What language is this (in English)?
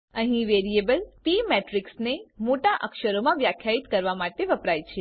Gujarati